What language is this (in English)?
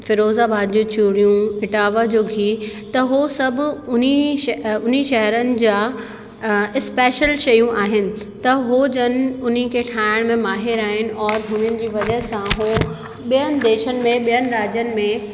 Sindhi